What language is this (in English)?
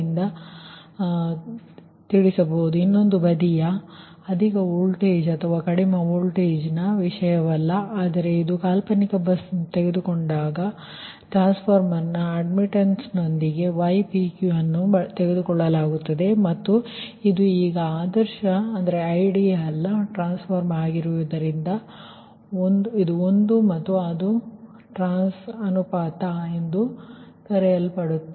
Kannada